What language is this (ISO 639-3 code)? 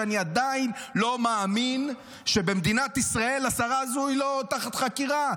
heb